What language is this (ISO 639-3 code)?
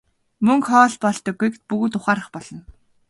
mon